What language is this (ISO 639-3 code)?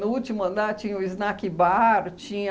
por